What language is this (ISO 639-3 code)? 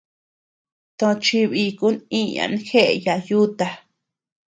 cux